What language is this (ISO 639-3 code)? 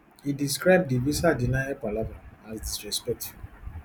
pcm